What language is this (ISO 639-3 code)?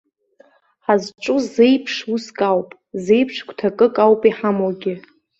abk